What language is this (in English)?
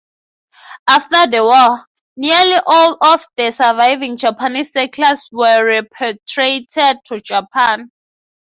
English